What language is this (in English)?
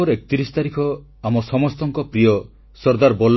Odia